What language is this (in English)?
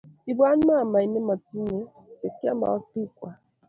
Kalenjin